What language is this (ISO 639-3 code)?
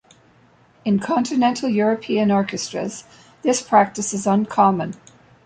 eng